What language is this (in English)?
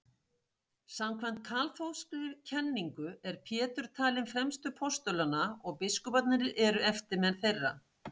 Icelandic